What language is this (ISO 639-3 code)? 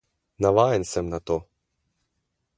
slv